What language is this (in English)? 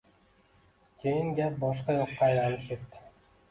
Uzbek